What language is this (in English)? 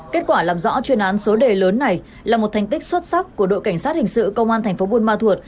Vietnamese